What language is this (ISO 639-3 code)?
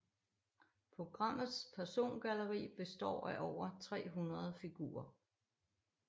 dan